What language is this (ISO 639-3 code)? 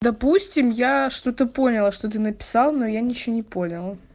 rus